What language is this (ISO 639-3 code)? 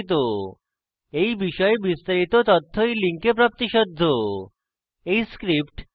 ben